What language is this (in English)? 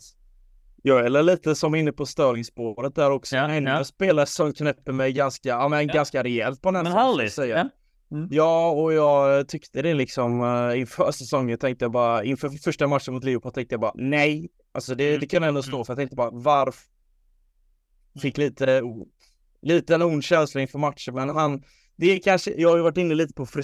Swedish